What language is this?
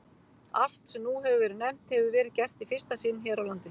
Icelandic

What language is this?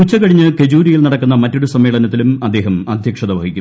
Malayalam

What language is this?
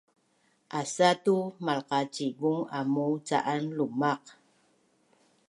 Bunun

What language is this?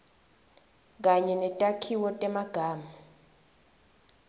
Swati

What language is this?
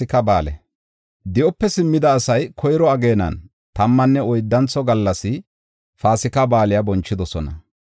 Gofa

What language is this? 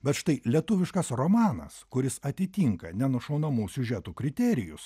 Lithuanian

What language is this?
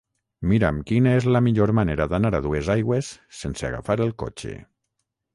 Catalan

